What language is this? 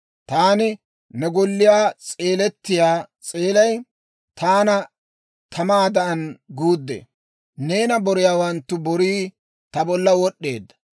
Dawro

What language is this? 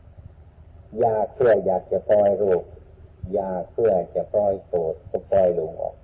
Thai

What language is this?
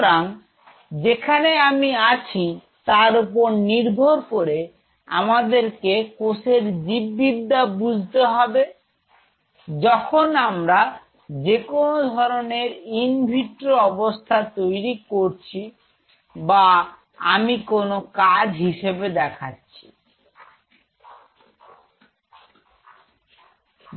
Bangla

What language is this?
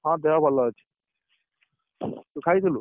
Odia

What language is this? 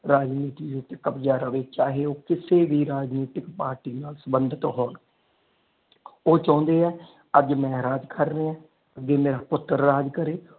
Punjabi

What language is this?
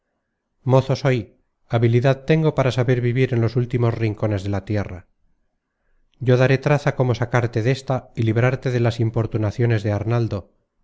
Spanish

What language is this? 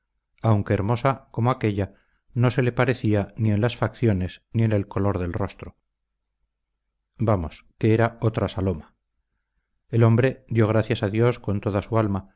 Spanish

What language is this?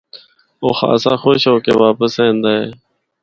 Northern Hindko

